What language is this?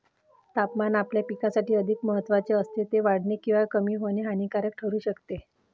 Marathi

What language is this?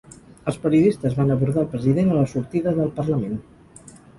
Catalan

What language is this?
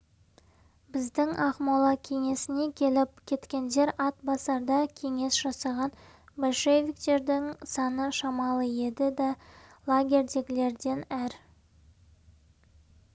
Kazakh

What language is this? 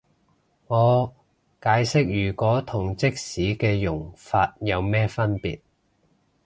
Cantonese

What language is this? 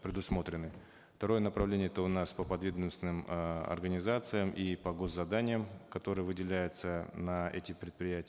Kazakh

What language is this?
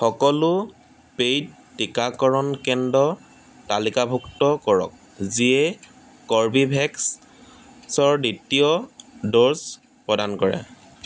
Assamese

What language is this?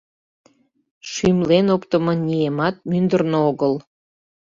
Mari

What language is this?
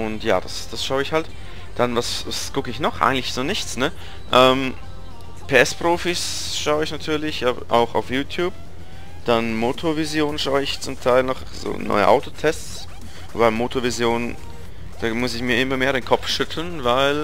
German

